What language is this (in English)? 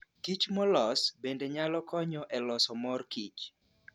Luo (Kenya and Tanzania)